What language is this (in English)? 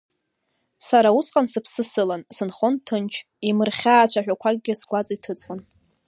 Abkhazian